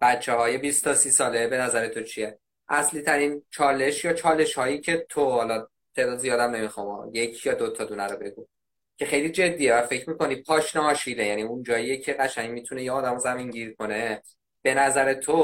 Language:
Persian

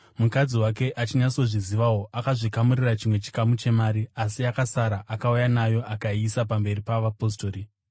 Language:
Shona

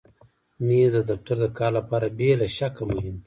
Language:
Pashto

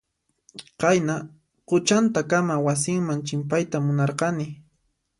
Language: Puno Quechua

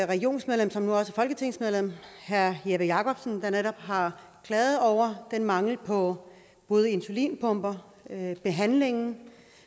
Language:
Danish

